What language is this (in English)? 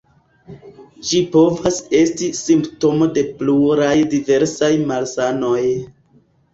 Esperanto